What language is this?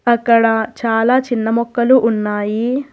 Telugu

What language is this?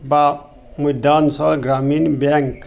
Assamese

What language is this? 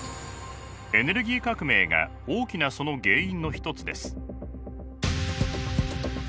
Japanese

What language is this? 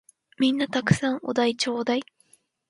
Japanese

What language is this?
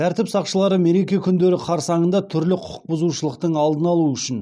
Kazakh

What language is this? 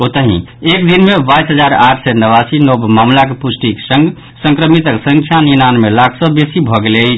Maithili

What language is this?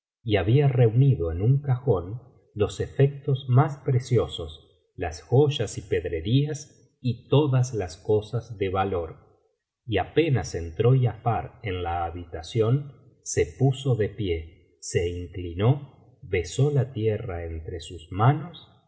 Spanish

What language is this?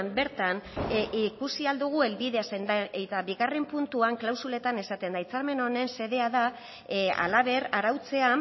Basque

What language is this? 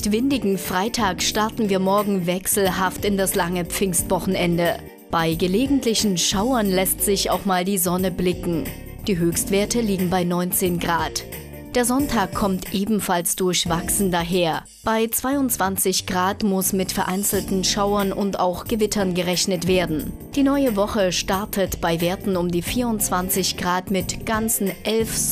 German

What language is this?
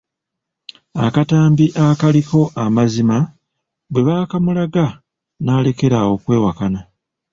Ganda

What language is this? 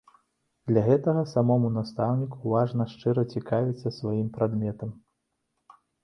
Belarusian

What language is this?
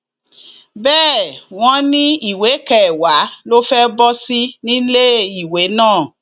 Yoruba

